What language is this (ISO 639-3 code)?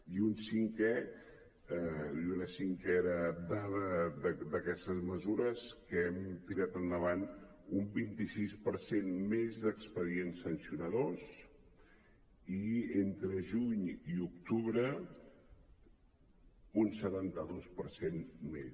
cat